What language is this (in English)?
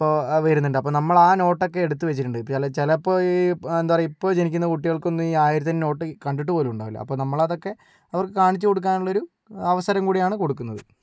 Malayalam